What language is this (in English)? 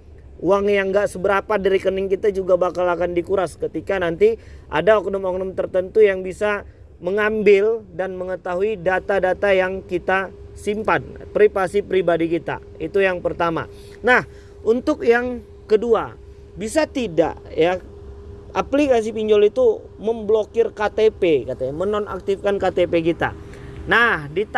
Indonesian